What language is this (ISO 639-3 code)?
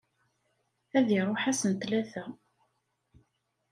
kab